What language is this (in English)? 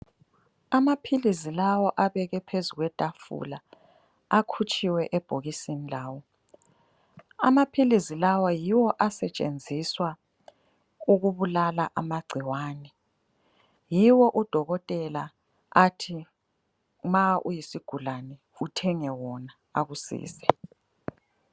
North Ndebele